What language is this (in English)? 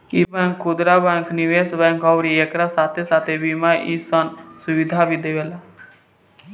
Bhojpuri